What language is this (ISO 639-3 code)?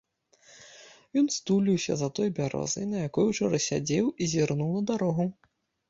bel